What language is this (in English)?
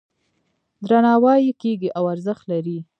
Pashto